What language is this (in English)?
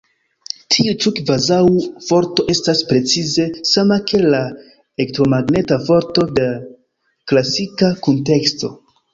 Esperanto